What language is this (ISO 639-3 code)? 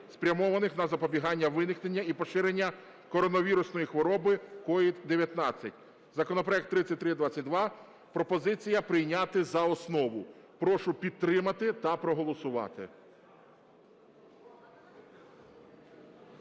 ukr